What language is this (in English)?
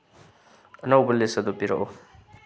Manipuri